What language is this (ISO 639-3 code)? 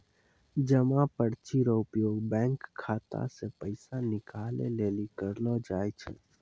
mai